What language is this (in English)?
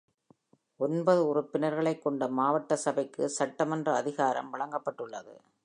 Tamil